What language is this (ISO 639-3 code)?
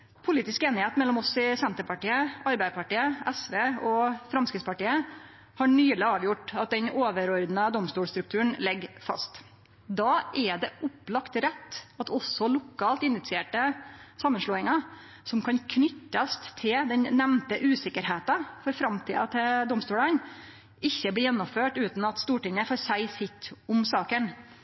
nno